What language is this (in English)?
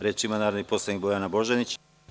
Serbian